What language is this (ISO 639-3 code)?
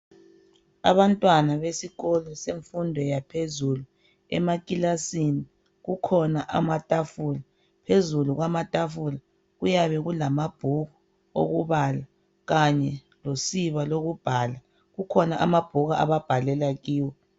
nde